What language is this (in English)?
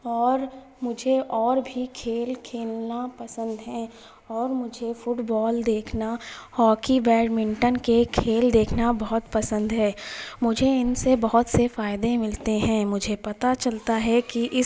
Urdu